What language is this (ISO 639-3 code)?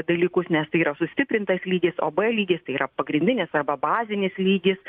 lit